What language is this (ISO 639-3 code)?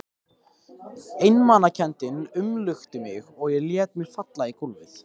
isl